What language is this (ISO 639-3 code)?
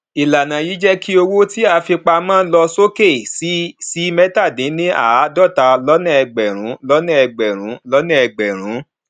yor